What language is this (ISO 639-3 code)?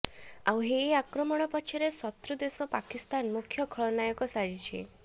ori